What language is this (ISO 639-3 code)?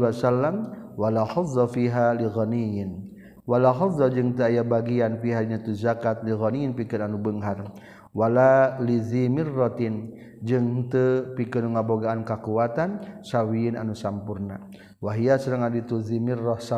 msa